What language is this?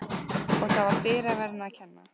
Icelandic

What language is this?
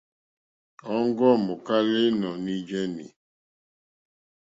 Mokpwe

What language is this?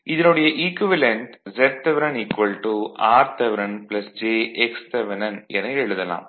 Tamil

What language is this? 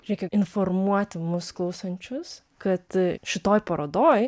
Lithuanian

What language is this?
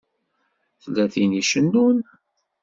Kabyle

